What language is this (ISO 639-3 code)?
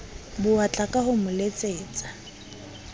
sot